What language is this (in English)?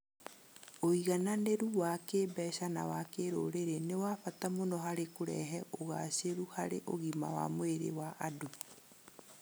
Kikuyu